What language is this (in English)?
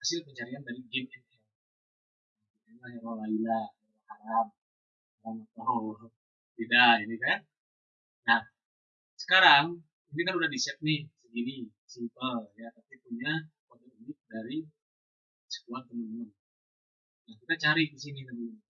Indonesian